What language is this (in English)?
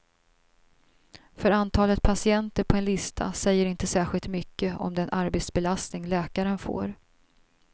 Swedish